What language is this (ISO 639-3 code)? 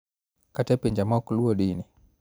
luo